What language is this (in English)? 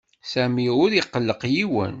Kabyle